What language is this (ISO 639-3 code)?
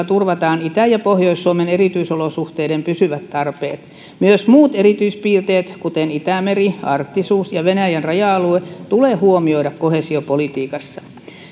fin